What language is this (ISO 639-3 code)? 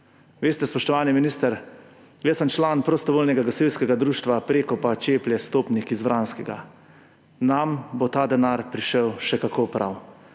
slv